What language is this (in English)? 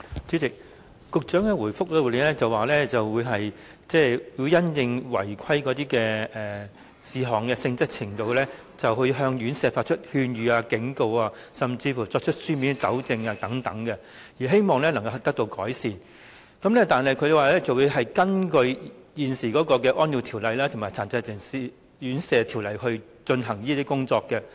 Cantonese